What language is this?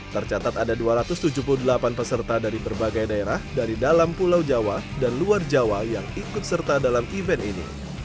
Indonesian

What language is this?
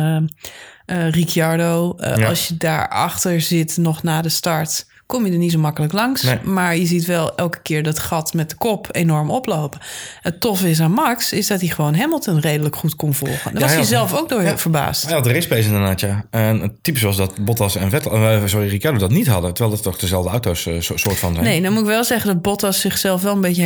Dutch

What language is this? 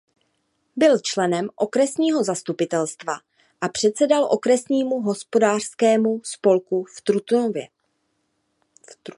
Czech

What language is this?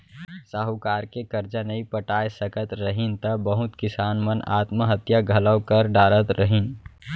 Chhattisgarhi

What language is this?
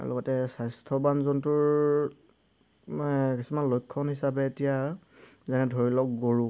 Assamese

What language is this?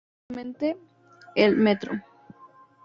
Spanish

